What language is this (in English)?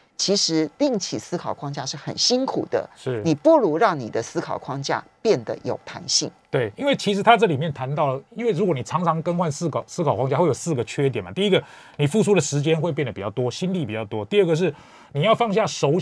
Chinese